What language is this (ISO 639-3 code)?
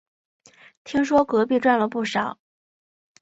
zho